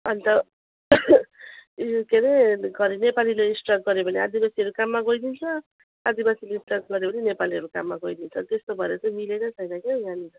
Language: Nepali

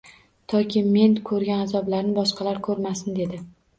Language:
Uzbek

